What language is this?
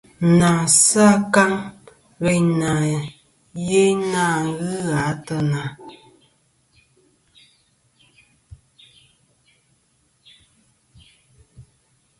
Kom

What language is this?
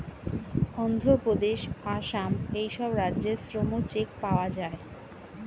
Bangla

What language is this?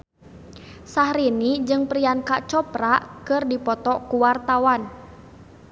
Sundanese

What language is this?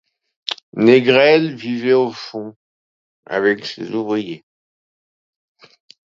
French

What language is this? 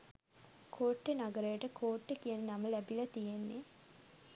Sinhala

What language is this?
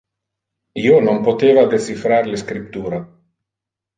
Interlingua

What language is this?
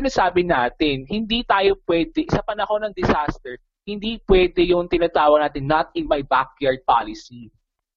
Filipino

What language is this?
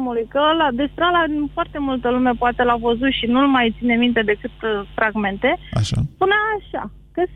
Romanian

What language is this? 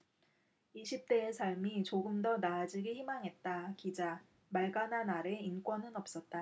Korean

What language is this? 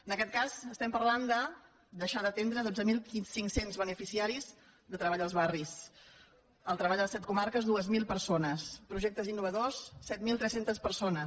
Catalan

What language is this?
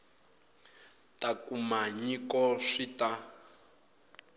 Tsonga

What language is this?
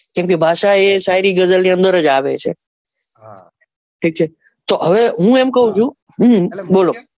Gujarati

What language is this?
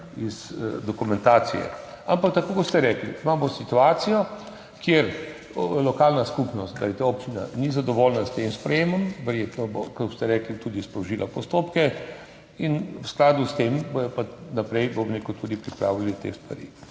Slovenian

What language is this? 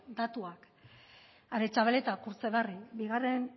Basque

